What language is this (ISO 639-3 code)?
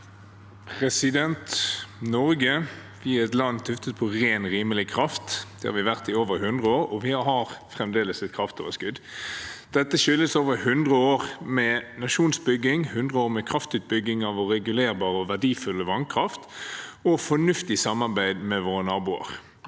nor